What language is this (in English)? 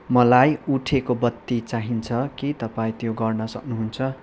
Nepali